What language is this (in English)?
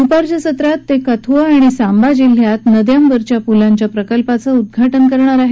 Marathi